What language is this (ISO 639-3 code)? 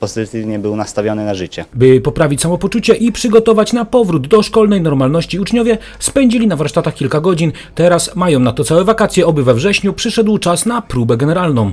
pol